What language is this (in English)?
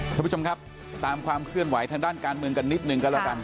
Thai